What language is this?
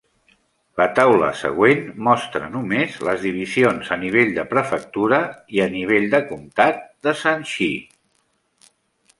Catalan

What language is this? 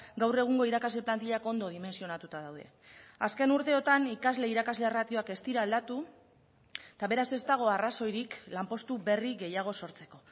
Basque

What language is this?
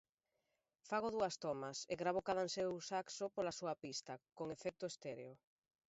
Galician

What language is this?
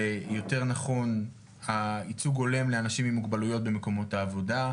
Hebrew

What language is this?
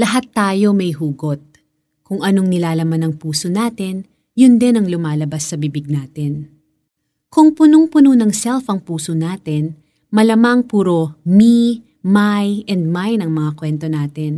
Filipino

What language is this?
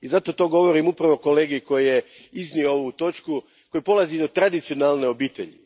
Croatian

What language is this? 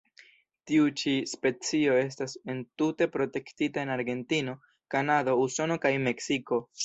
Esperanto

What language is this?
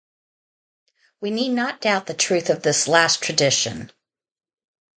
English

